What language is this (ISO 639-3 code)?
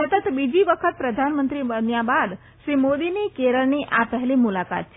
guj